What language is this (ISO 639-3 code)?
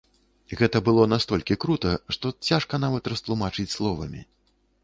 bel